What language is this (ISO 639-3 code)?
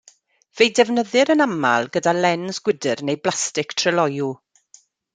cym